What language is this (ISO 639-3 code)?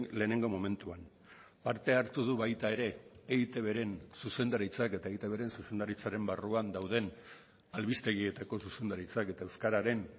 eus